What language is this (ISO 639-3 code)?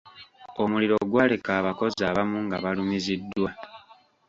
lug